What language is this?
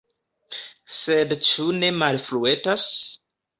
Esperanto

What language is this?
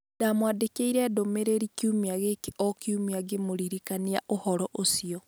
Kikuyu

